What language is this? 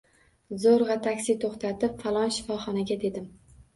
Uzbek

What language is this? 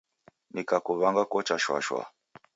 Taita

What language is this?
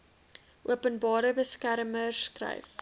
Afrikaans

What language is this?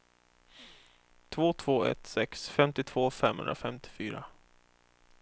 Swedish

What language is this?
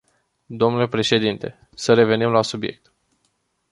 Romanian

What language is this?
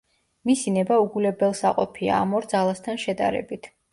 Georgian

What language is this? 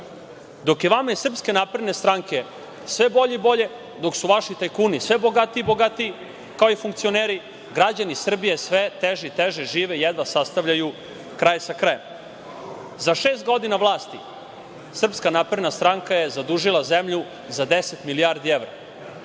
Serbian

